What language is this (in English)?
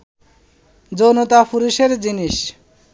Bangla